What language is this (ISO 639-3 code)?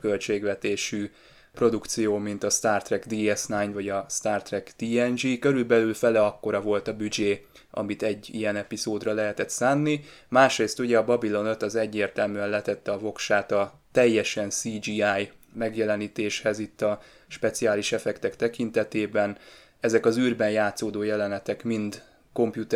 hun